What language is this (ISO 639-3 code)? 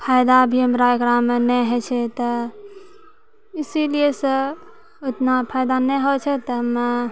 mai